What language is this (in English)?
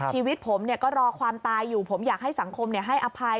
Thai